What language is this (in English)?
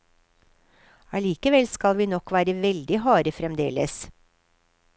Norwegian